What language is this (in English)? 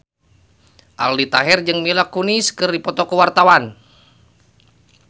Sundanese